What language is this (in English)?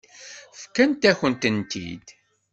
Kabyle